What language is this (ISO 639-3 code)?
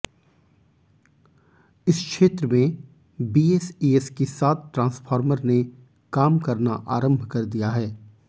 hin